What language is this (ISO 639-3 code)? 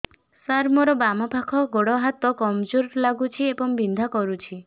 ori